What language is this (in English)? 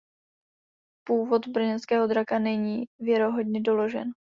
Czech